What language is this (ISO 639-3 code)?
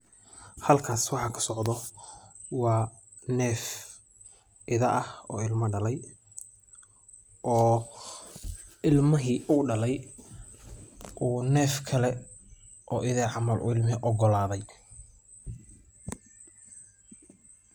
som